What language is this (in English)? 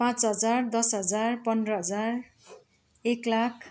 Nepali